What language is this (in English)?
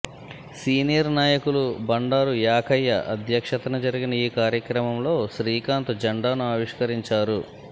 Telugu